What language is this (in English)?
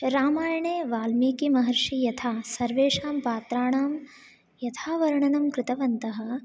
Sanskrit